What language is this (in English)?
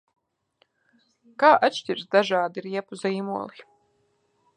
Latvian